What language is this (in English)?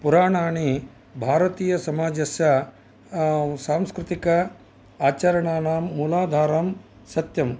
Sanskrit